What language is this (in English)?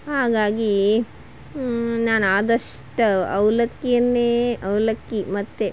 Kannada